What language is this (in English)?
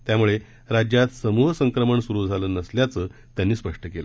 Marathi